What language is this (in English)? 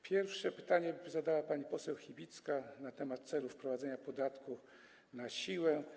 Polish